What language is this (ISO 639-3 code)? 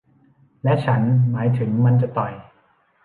tha